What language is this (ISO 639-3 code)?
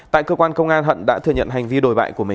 vie